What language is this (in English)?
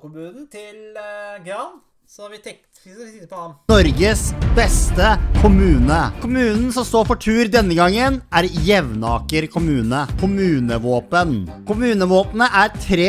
Norwegian